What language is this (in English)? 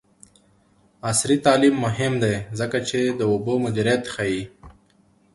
Pashto